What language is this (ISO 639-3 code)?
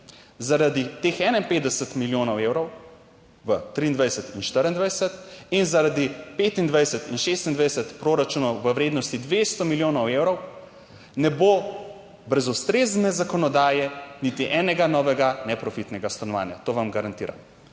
slv